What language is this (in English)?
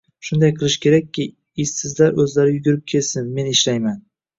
Uzbek